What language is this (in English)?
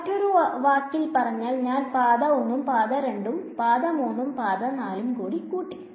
Malayalam